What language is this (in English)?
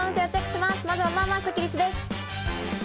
Japanese